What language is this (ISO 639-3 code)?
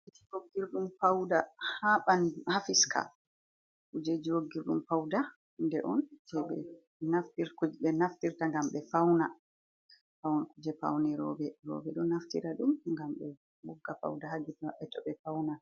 ful